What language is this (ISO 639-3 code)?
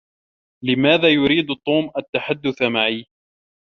ara